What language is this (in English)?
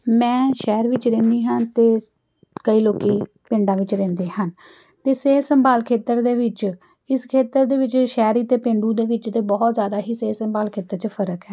Punjabi